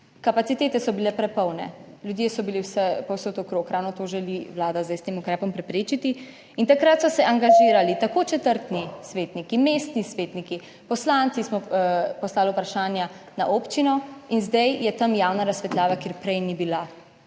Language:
Slovenian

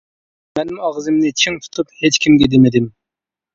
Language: Uyghur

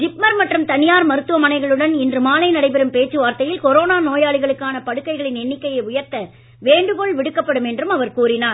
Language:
Tamil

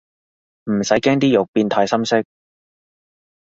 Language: Cantonese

